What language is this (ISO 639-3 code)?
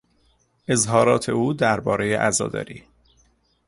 fas